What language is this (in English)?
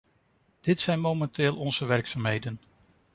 Dutch